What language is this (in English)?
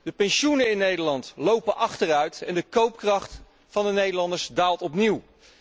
Dutch